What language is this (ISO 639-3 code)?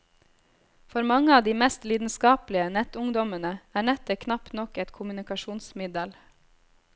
nor